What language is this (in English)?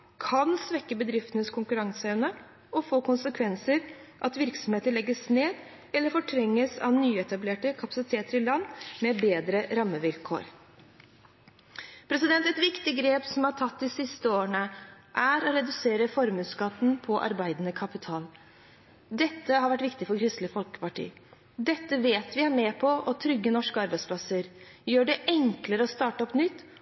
Norwegian Bokmål